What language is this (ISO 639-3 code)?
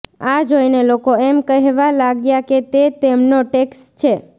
guj